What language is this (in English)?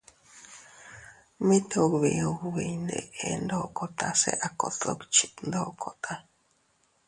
Teutila Cuicatec